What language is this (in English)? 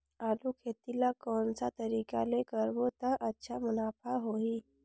Chhattisgarhi